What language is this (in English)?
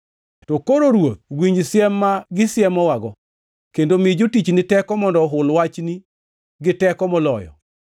Luo (Kenya and Tanzania)